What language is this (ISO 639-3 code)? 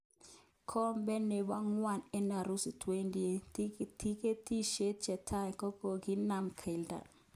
kln